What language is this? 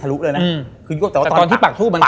Thai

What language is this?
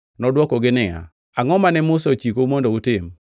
Luo (Kenya and Tanzania)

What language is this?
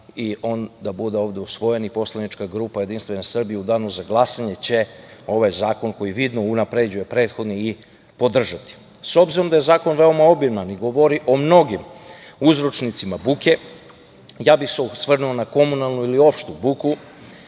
Serbian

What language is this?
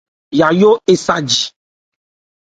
Ebrié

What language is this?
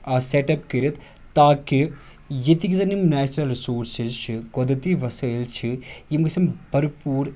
Kashmiri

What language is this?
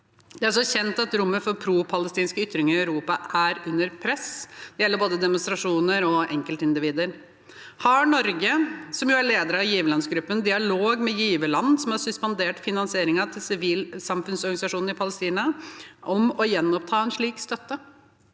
Norwegian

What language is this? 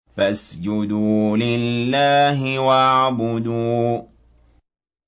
Arabic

